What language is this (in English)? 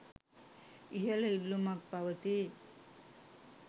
Sinhala